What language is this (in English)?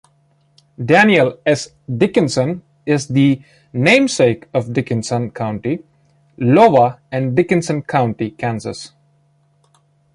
English